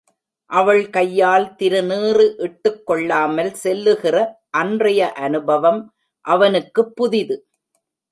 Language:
Tamil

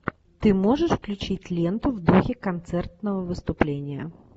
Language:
Russian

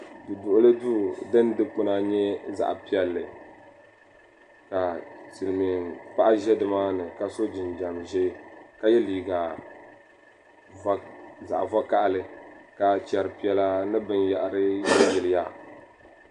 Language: Dagbani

